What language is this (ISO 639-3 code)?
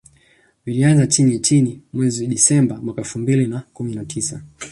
swa